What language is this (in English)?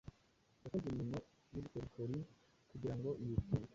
Kinyarwanda